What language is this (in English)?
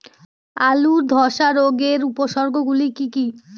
Bangla